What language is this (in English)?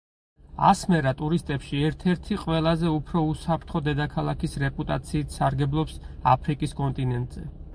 Georgian